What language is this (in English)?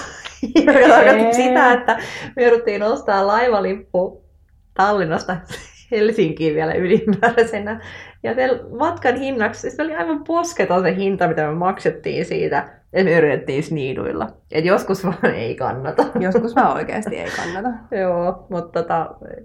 Finnish